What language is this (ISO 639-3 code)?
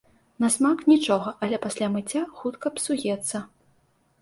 bel